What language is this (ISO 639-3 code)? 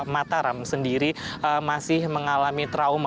ind